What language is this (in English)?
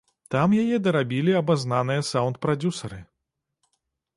Belarusian